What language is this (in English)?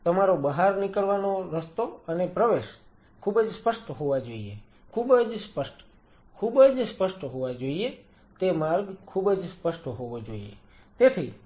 Gujarati